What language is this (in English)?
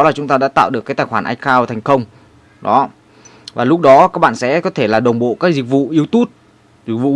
Vietnamese